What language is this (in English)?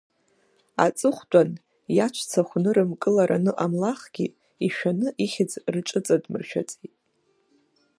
Abkhazian